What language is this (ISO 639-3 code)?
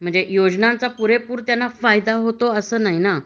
mar